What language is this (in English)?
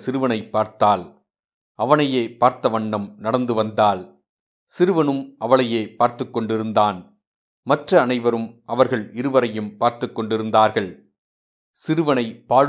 Tamil